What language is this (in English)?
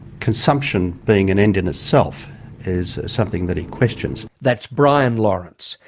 English